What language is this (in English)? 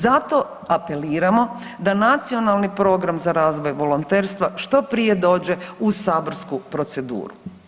Croatian